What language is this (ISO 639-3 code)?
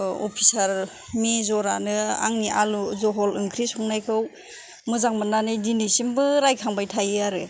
brx